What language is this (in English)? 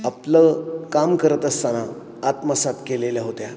Marathi